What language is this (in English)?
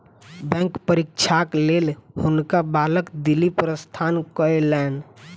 Maithili